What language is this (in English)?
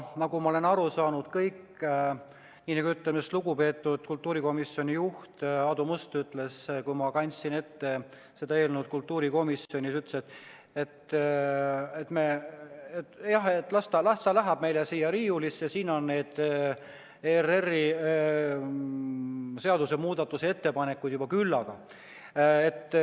Estonian